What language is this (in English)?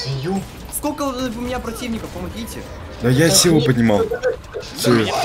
Russian